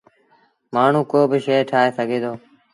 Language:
Sindhi Bhil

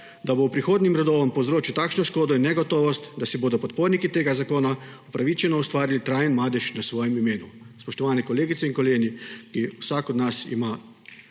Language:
Slovenian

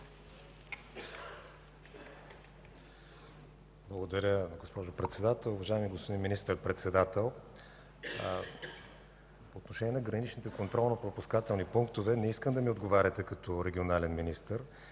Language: Bulgarian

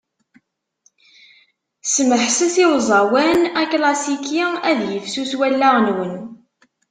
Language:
Kabyle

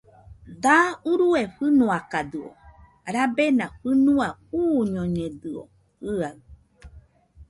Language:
Nüpode Huitoto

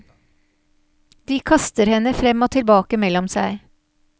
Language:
Norwegian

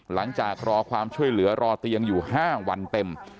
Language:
Thai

